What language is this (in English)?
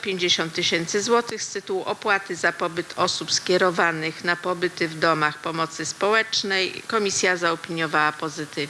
Polish